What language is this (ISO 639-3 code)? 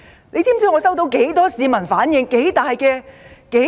yue